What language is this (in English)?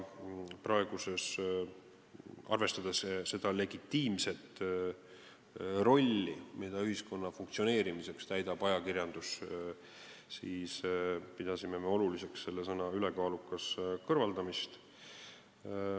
Estonian